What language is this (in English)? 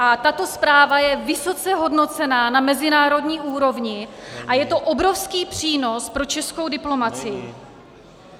Czech